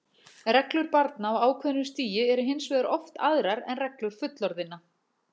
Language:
Icelandic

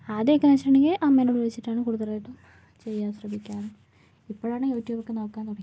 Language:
Malayalam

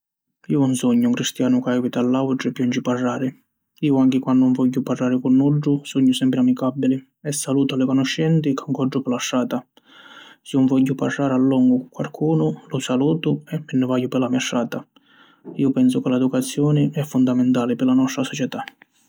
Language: Sicilian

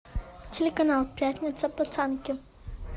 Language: Russian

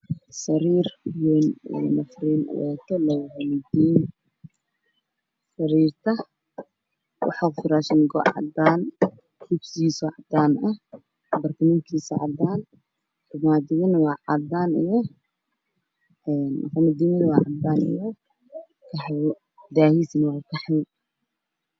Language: Somali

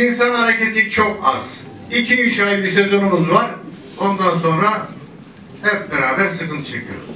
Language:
Turkish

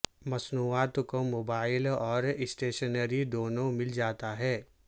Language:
Urdu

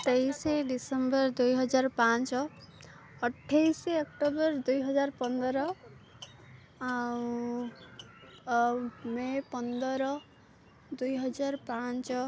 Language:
Odia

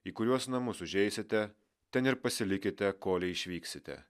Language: Lithuanian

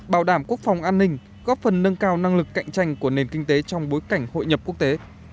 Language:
Vietnamese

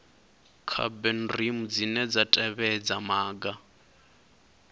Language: Venda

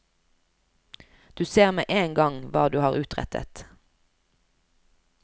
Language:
Norwegian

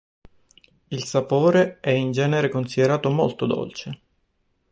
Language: Italian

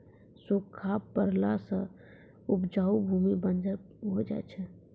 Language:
Maithili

